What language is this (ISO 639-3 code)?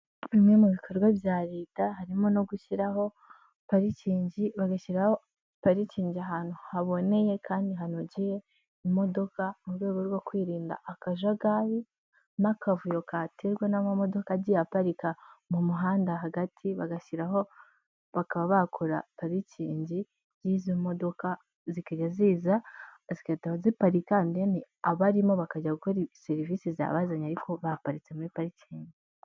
kin